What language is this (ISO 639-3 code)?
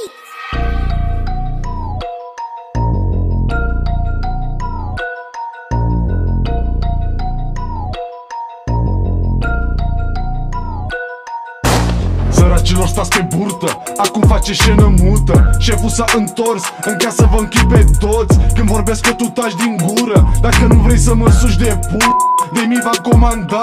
ron